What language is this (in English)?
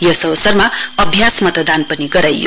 Nepali